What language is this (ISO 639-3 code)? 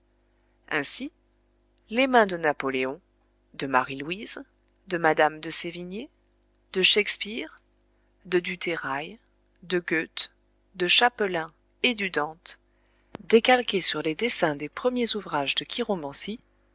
fra